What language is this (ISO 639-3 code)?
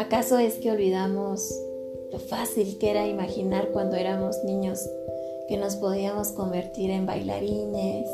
spa